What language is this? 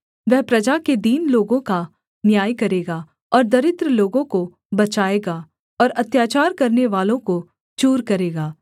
Hindi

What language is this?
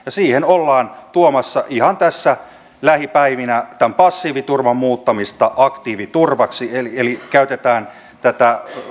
Finnish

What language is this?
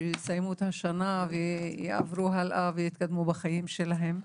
Hebrew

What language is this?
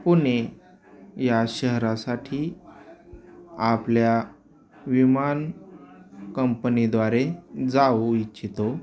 Marathi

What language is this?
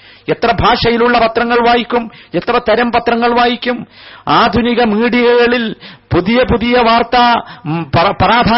Malayalam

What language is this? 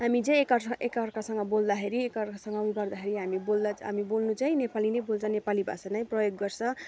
Nepali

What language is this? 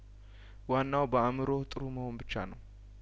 Amharic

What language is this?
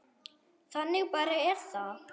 Icelandic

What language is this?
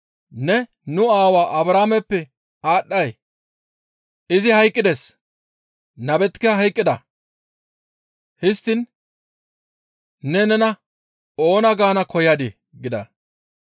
Gamo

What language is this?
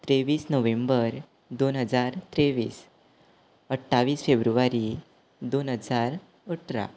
Konkani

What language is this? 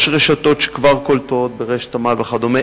Hebrew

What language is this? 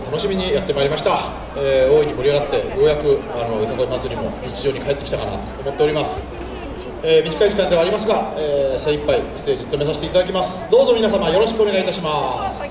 Japanese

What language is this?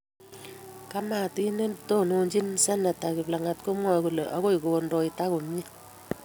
Kalenjin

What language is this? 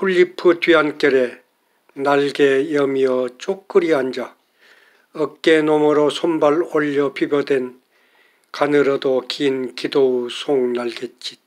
Korean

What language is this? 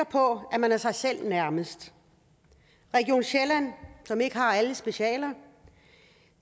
Danish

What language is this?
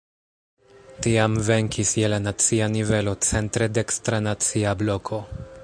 Esperanto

